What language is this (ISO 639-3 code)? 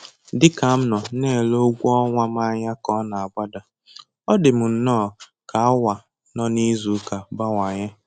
ibo